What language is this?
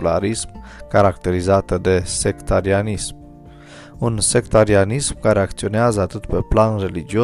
Romanian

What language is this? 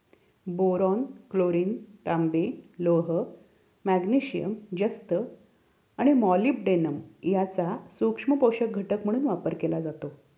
Marathi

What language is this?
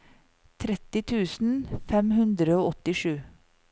Norwegian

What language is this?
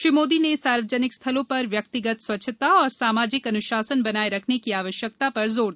Hindi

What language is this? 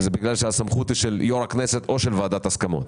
Hebrew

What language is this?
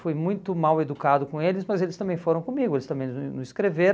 Portuguese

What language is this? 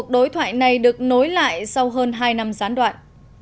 Vietnamese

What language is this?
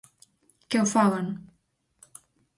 Galician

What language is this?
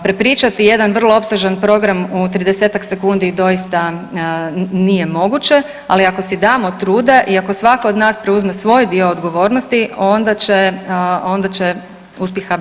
Croatian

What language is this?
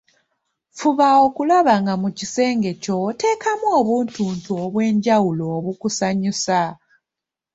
Ganda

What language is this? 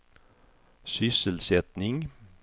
Swedish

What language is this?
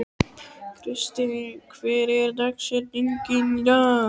Icelandic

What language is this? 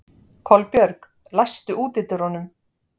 Icelandic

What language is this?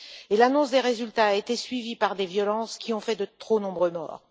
French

